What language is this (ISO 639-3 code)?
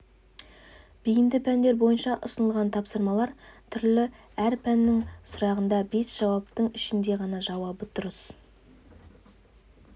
kaz